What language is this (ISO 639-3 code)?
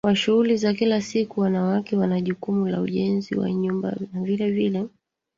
swa